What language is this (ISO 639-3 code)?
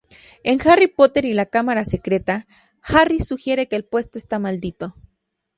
spa